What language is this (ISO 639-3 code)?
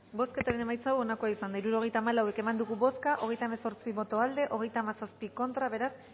eus